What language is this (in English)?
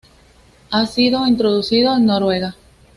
Spanish